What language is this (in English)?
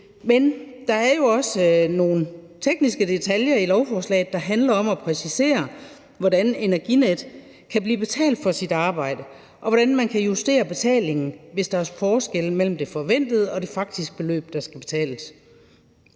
Danish